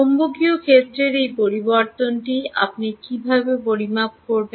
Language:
Bangla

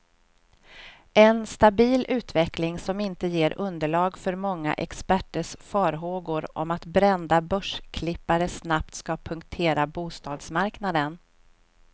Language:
Swedish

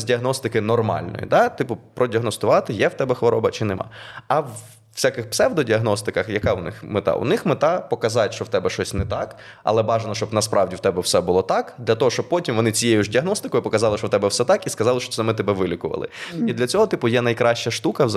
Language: Ukrainian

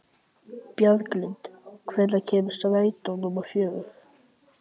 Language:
Icelandic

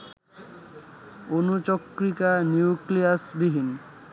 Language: Bangla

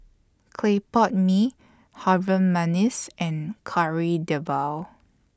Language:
English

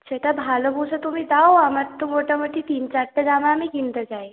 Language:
Bangla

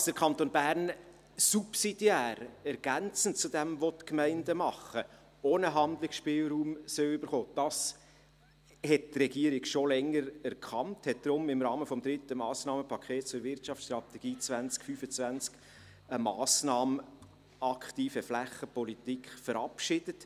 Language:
Swiss German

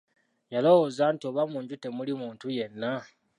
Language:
Ganda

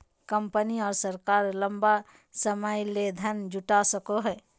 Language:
Magahi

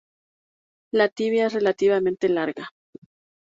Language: Spanish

